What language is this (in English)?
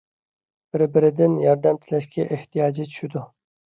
Uyghur